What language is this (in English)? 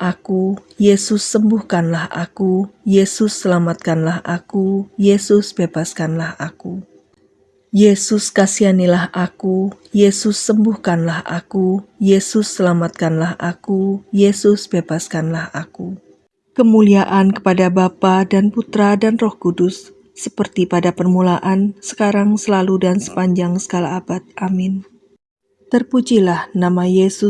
Indonesian